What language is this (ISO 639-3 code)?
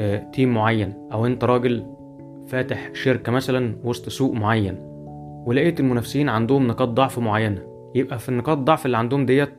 ara